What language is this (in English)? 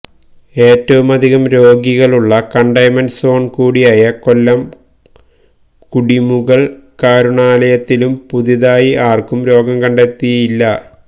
Malayalam